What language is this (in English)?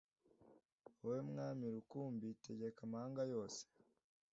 Kinyarwanda